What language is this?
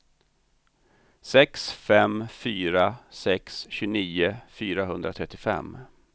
Swedish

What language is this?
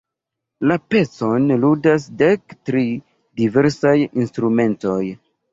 Esperanto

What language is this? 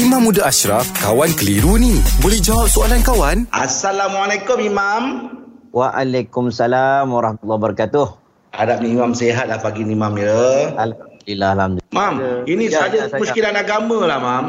Malay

